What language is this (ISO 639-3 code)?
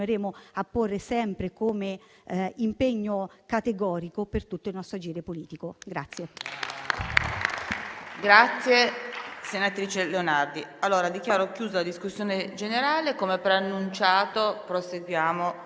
ita